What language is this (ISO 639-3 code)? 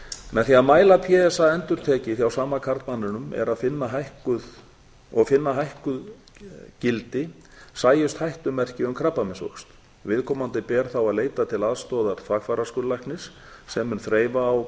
isl